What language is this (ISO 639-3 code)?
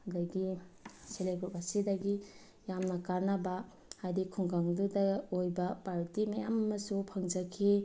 mni